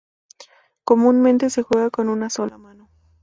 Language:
Spanish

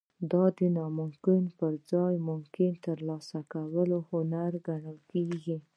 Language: Pashto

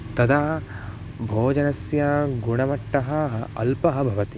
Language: Sanskrit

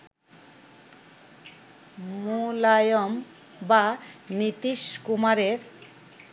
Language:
Bangla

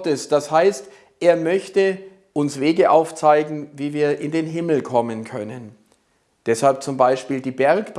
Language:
German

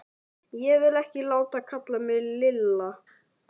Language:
Icelandic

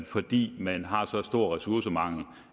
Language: Danish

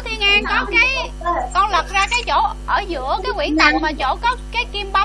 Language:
Vietnamese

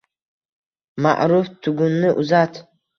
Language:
Uzbek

